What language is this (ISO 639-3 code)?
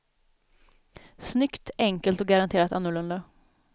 swe